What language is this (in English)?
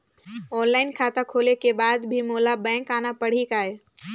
Chhattisgarhi